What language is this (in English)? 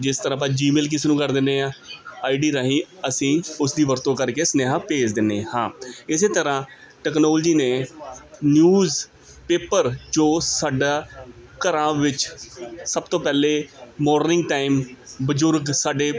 Punjabi